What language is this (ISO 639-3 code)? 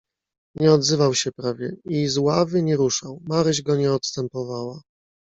pol